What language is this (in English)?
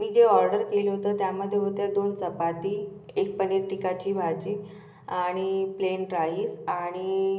Marathi